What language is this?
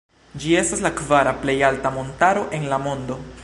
Esperanto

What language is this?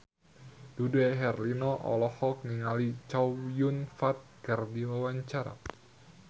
Sundanese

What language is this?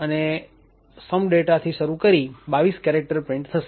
Gujarati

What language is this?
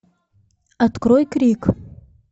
Russian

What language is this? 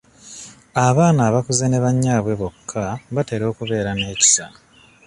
Ganda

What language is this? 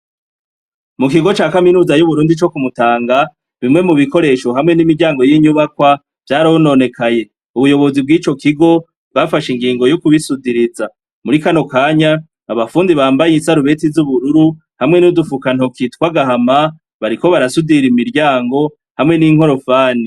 Rundi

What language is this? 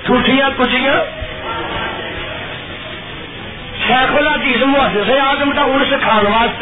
Urdu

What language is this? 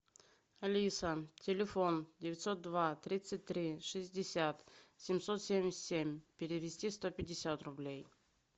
Russian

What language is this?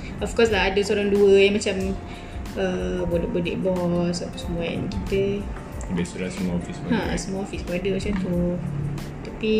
Malay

